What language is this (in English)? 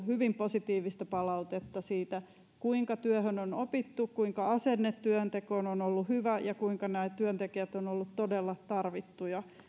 Finnish